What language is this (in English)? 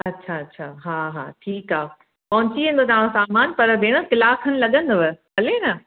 Sindhi